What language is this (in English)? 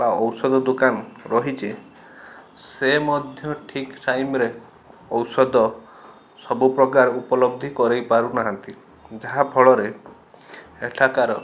Odia